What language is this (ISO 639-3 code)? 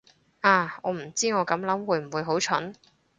yue